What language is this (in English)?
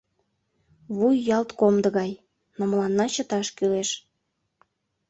Mari